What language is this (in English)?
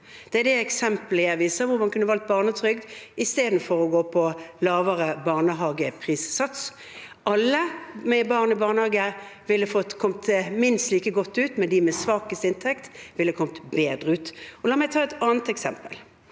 Norwegian